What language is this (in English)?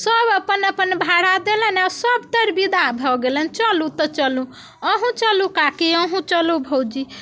Maithili